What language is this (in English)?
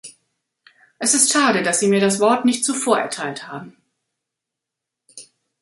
German